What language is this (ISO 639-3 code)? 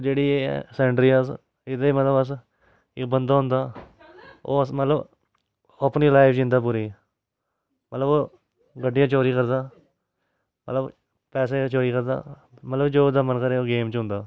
doi